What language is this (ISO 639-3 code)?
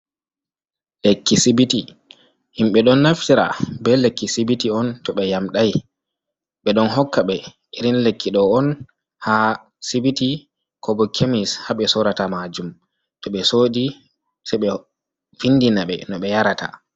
ful